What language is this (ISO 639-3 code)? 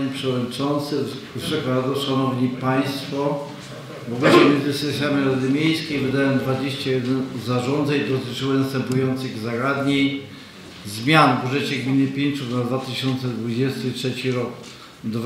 pol